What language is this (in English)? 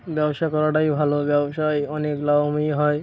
Bangla